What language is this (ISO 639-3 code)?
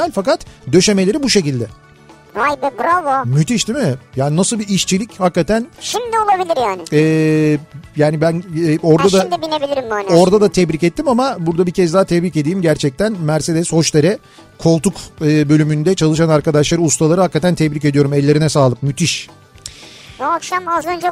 tur